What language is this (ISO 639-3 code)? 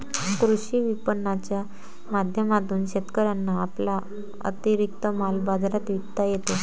mar